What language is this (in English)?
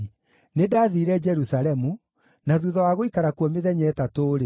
Kikuyu